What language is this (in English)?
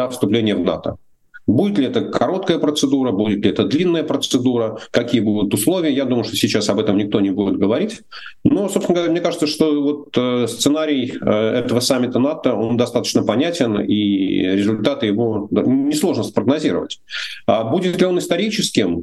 Russian